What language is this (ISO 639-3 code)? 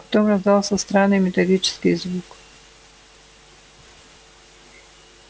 rus